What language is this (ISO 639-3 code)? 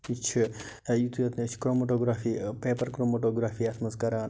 kas